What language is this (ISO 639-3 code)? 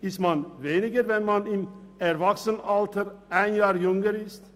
gsw